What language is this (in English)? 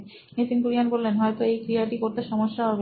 Bangla